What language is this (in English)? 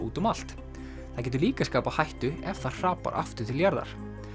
Icelandic